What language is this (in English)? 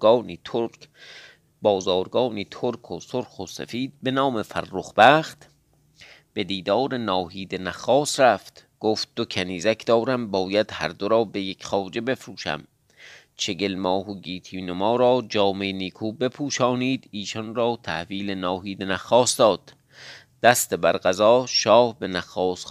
Persian